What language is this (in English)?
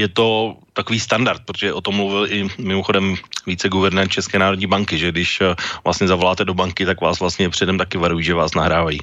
Czech